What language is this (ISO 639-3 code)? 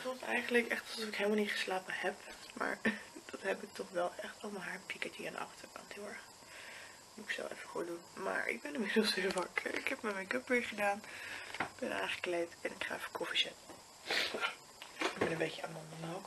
nld